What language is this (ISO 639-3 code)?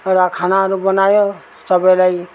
nep